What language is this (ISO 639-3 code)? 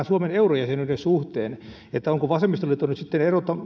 fin